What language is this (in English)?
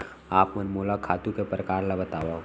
Chhattisgarhi